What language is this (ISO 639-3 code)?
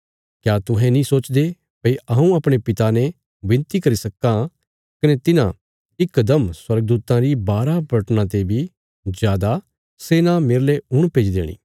kfs